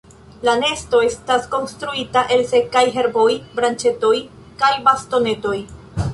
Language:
Esperanto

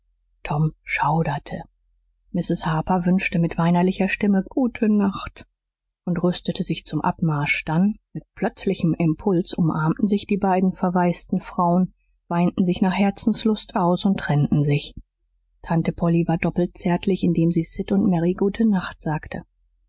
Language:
German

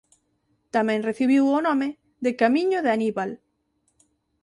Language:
Galician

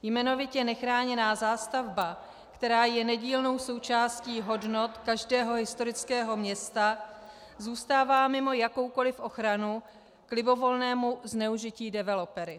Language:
Czech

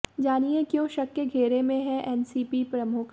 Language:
Hindi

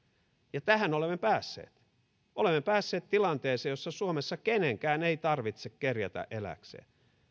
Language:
Finnish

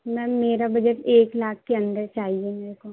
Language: Urdu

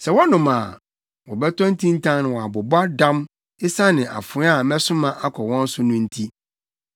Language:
Akan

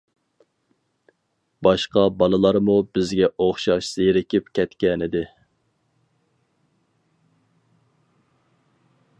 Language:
Uyghur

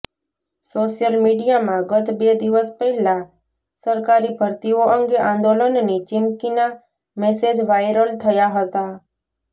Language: Gujarati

